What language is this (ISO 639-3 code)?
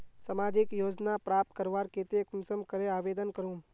mag